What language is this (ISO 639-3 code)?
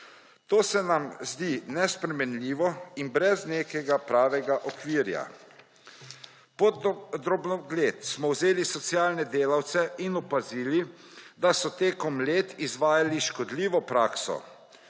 slv